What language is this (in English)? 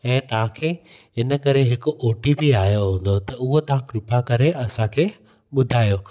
Sindhi